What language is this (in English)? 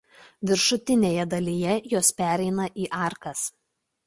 Lithuanian